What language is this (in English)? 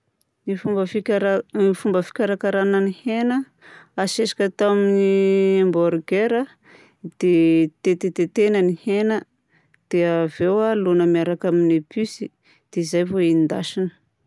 Southern Betsimisaraka Malagasy